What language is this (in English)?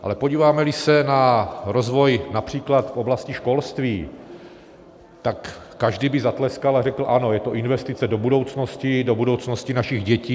Czech